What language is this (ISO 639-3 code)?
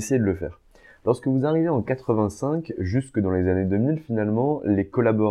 fra